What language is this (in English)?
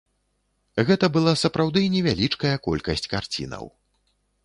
Belarusian